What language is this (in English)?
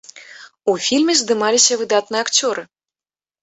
Belarusian